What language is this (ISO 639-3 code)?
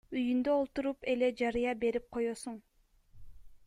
kir